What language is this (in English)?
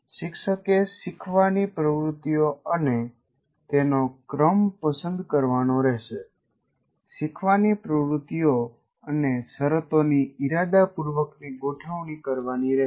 Gujarati